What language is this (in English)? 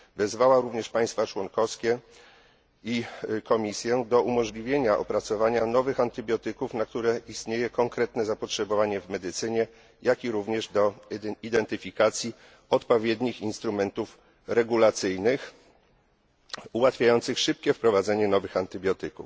Polish